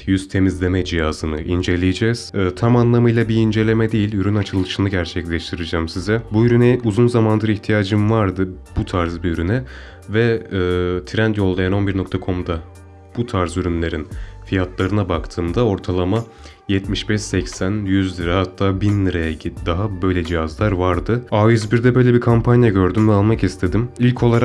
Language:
Turkish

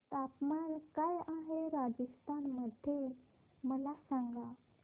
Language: Marathi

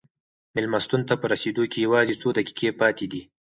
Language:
Pashto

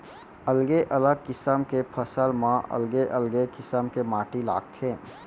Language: Chhattisgarhi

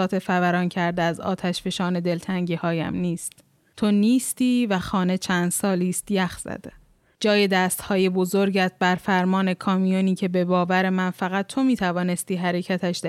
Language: Persian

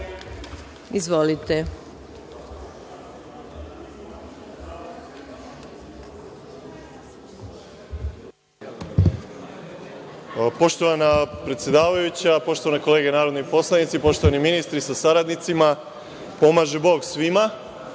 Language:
Serbian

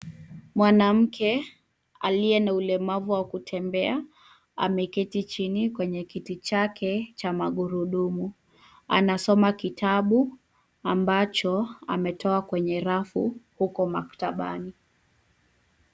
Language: Swahili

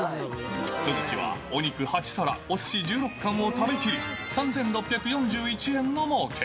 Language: Japanese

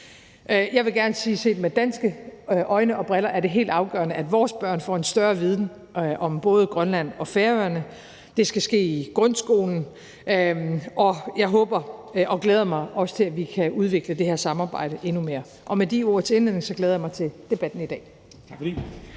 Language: Danish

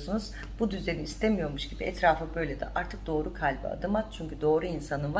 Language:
Turkish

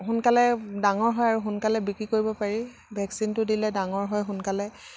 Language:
Assamese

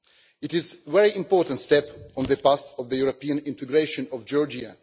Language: English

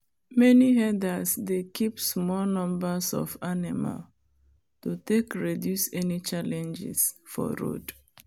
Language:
Nigerian Pidgin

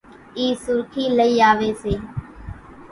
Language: Kachi Koli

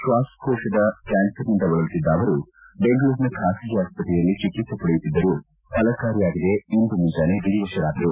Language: Kannada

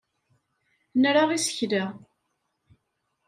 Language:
Kabyle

